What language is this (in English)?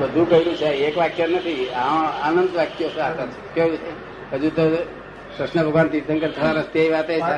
Gujarati